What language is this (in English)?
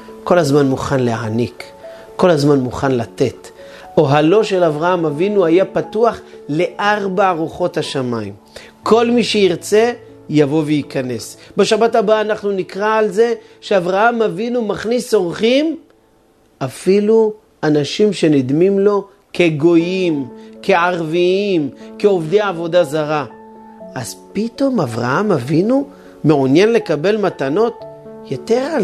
Hebrew